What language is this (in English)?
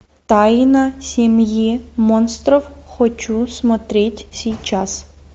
Russian